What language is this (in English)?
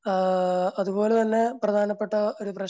Malayalam